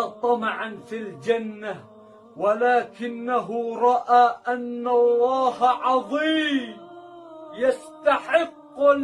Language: Arabic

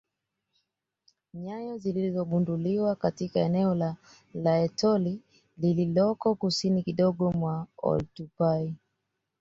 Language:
Swahili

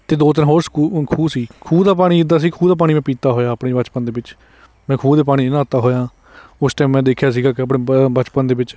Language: Punjabi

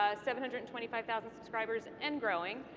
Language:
English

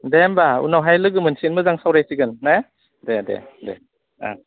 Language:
Bodo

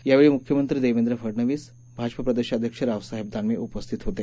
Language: Marathi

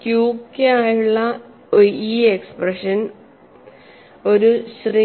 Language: Malayalam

